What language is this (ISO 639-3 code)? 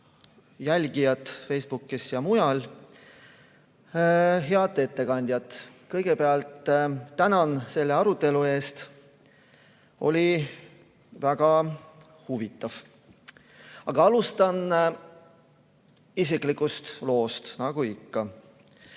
est